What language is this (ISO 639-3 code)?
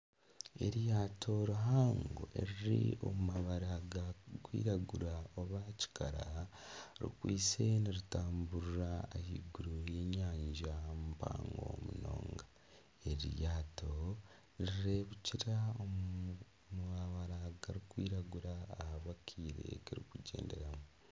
nyn